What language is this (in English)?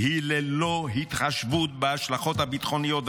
Hebrew